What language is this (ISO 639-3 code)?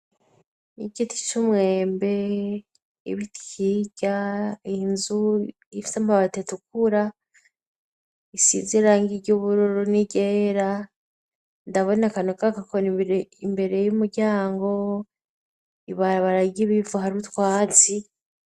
run